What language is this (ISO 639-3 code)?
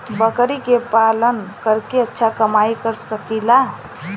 bho